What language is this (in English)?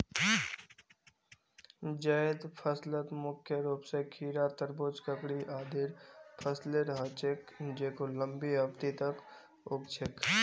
Magahi